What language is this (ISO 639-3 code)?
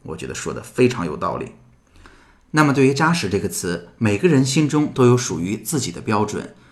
zho